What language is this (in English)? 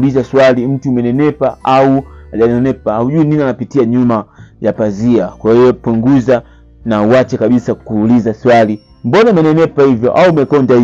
Swahili